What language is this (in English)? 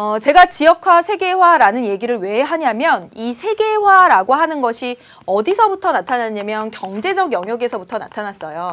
Korean